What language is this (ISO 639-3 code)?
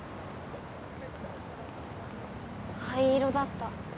jpn